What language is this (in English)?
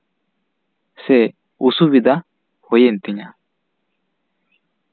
Santali